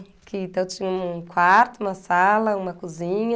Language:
Portuguese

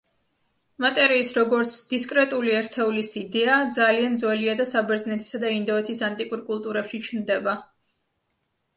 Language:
Georgian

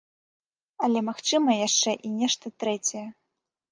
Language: Belarusian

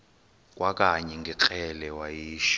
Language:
Xhosa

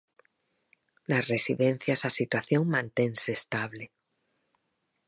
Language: Galician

